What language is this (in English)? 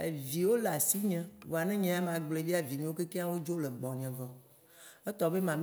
Waci Gbe